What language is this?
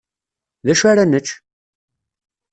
Kabyle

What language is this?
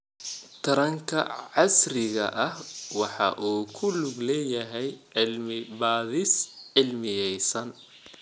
Somali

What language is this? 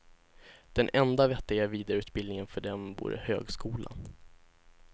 Swedish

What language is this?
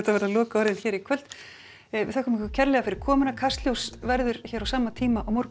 Icelandic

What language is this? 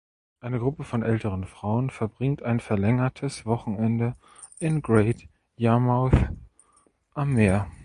German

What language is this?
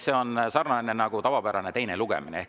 Estonian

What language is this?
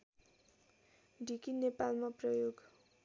Nepali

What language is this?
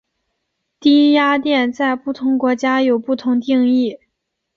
Chinese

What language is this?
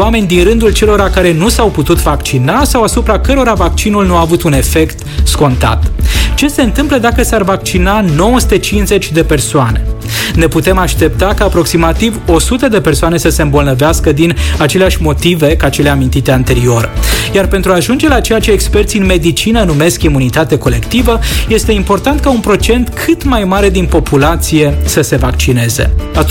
Romanian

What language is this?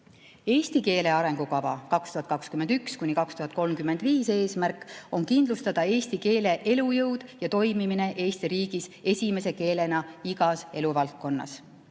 Estonian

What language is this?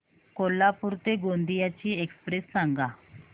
Marathi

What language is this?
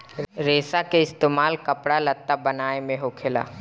Bhojpuri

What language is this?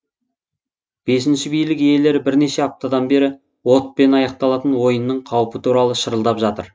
Kazakh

